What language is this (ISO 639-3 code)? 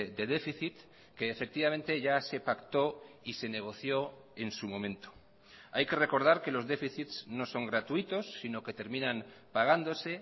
spa